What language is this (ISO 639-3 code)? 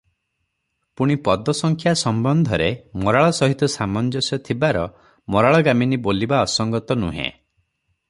ori